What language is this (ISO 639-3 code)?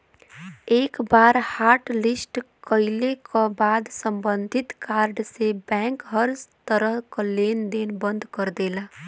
bho